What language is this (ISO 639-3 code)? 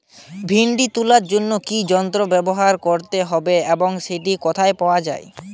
ben